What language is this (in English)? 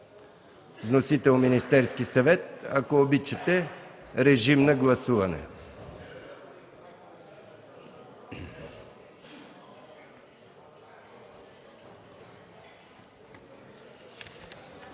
Bulgarian